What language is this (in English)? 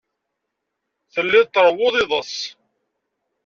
Kabyle